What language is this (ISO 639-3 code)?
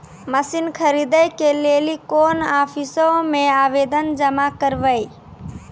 mai